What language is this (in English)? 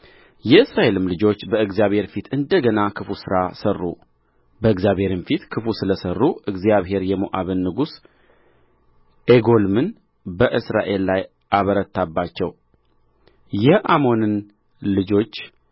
Amharic